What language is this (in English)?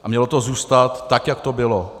Czech